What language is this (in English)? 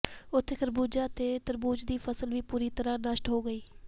Punjabi